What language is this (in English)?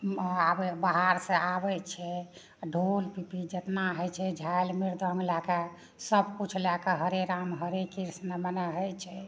Maithili